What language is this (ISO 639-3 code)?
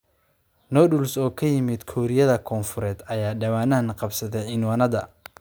som